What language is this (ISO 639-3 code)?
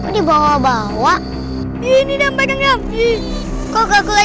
ind